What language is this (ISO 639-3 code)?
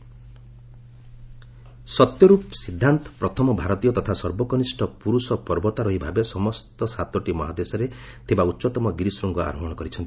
ori